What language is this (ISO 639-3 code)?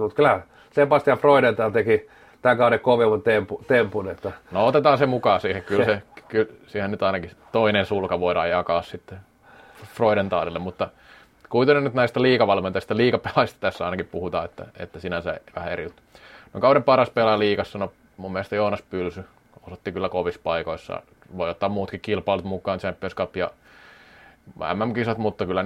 fin